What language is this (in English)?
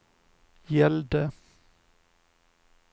Swedish